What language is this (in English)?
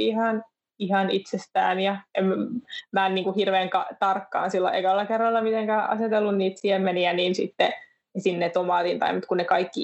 Finnish